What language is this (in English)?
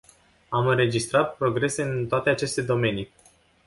Romanian